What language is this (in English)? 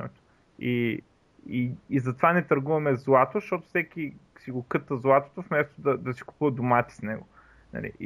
Bulgarian